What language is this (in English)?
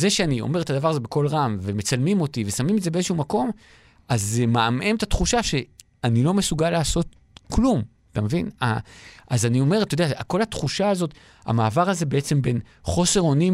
Hebrew